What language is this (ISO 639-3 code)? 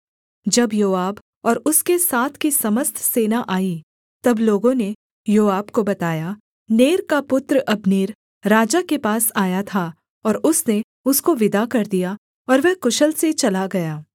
hin